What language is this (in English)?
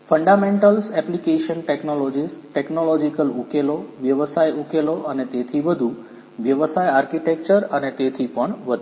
Gujarati